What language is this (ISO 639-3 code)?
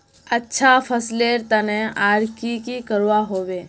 mag